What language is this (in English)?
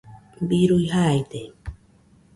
Nüpode Huitoto